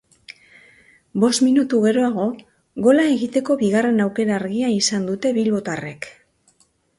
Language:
Basque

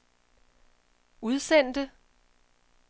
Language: Danish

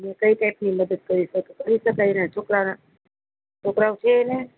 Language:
Gujarati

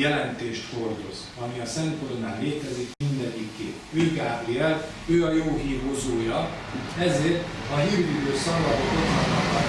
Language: Hungarian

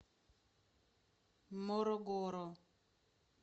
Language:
Russian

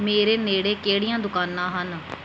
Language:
Punjabi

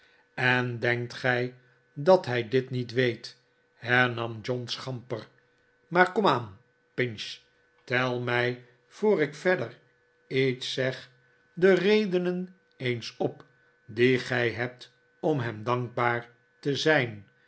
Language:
Dutch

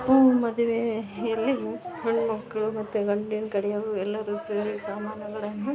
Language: Kannada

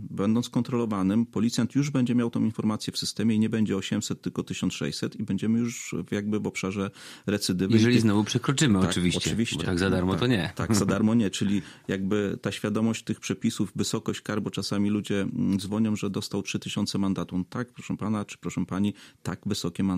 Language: Polish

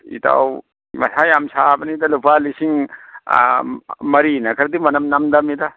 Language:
Manipuri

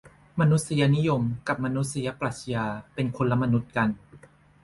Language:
Thai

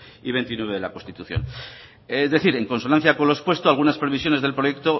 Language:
Spanish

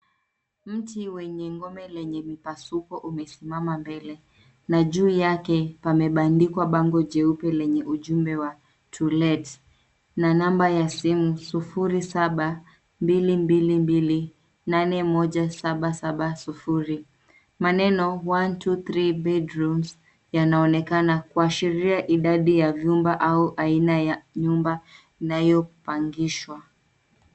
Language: Swahili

